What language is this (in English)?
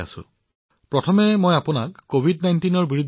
Assamese